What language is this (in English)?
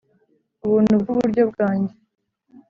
Kinyarwanda